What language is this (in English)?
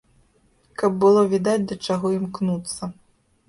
Belarusian